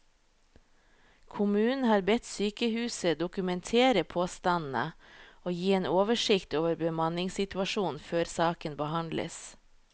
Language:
Norwegian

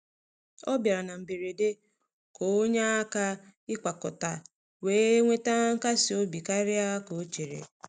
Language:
Igbo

